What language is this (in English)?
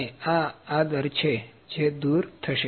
Gujarati